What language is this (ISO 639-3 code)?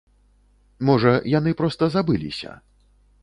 bel